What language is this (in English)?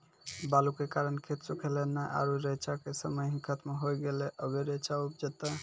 Maithili